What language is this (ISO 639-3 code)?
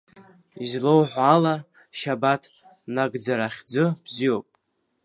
abk